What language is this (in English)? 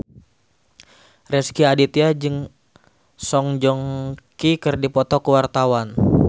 Sundanese